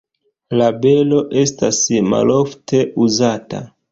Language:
Esperanto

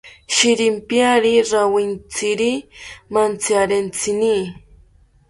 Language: South Ucayali Ashéninka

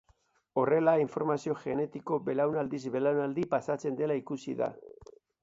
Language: Basque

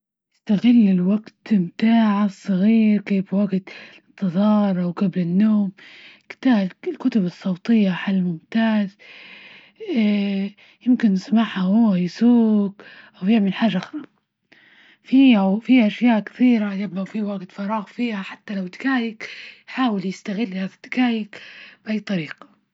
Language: Libyan Arabic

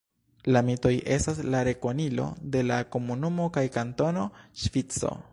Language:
Esperanto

